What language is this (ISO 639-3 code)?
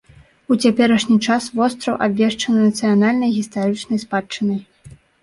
bel